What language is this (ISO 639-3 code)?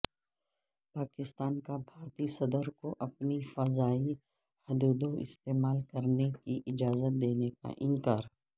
urd